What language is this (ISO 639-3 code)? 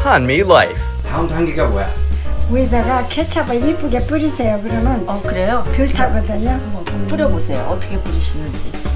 kor